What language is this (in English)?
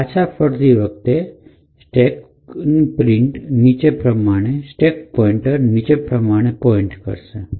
Gujarati